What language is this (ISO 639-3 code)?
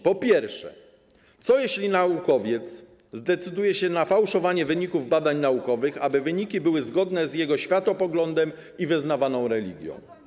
pol